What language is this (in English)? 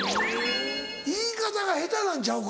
Japanese